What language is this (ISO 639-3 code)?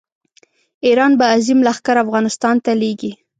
pus